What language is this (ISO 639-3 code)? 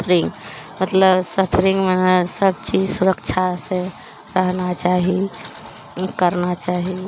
mai